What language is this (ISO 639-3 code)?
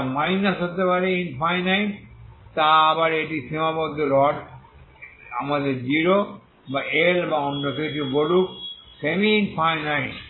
ben